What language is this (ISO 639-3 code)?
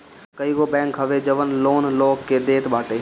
bho